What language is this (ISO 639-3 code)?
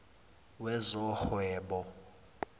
zul